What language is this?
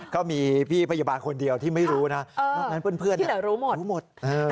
Thai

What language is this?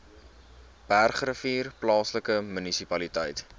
Afrikaans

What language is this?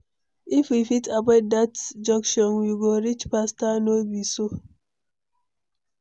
Nigerian Pidgin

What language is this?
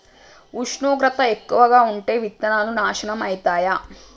Telugu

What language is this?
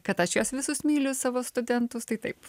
Lithuanian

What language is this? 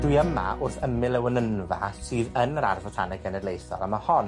Welsh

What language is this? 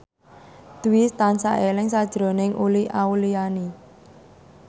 Javanese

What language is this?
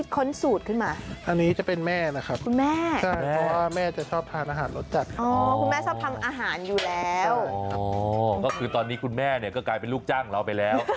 Thai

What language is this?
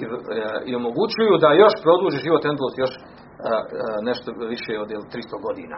Croatian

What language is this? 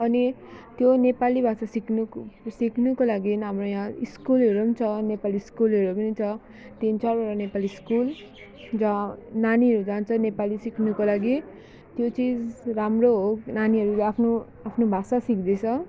Nepali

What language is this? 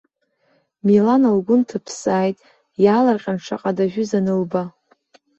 Abkhazian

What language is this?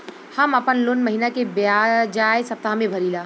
Bhojpuri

